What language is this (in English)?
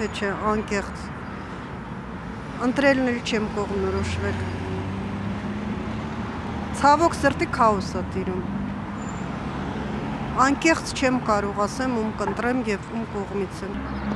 Turkish